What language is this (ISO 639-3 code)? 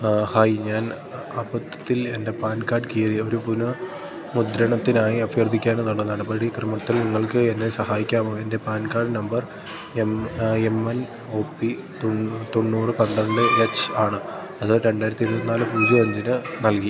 mal